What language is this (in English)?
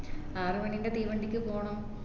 Malayalam